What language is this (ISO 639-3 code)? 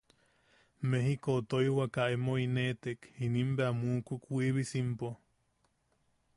yaq